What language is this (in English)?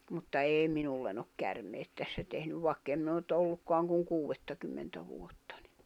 Finnish